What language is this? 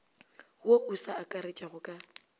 Northern Sotho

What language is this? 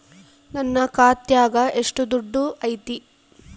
Kannada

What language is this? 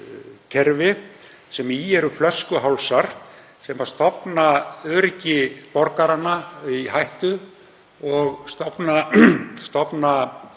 Icelandic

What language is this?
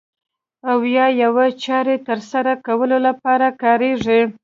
Pashto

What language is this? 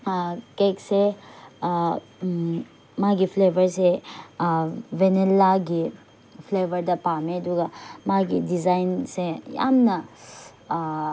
Manipuri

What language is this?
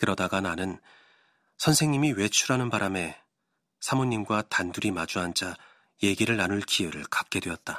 Korean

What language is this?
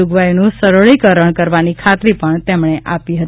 Gujarati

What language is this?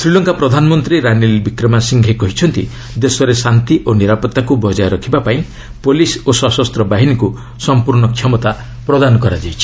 Odia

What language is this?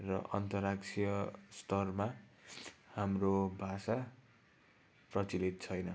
Nepali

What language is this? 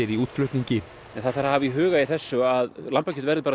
Icelandic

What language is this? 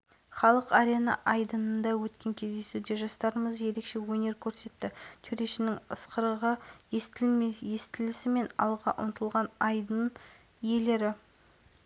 Kazakh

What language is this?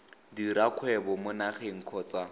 Tswana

